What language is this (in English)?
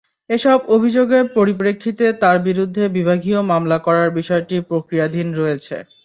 Bangla